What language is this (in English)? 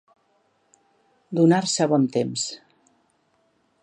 Catalan